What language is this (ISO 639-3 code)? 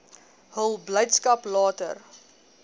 afr